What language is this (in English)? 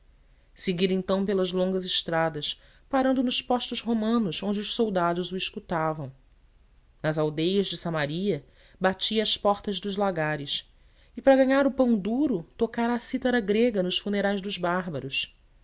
Portuguese